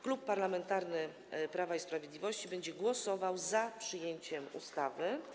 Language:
Polish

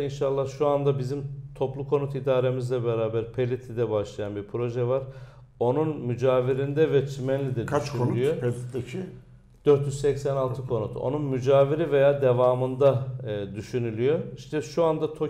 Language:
Turkish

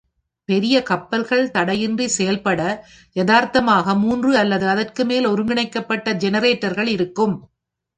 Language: Tamil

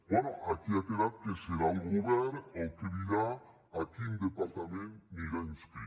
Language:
Catalan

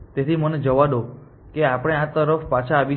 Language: Gujarati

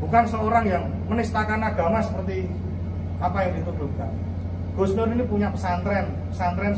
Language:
Indonesian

